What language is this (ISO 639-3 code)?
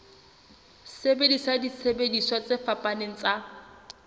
sot